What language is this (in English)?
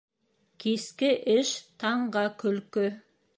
Bashkir